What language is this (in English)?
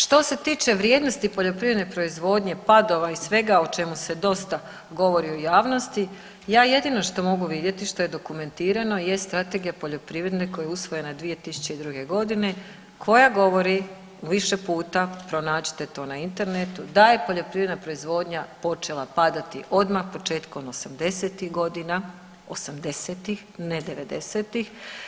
Croatian